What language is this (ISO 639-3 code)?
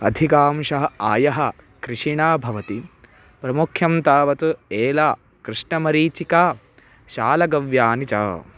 san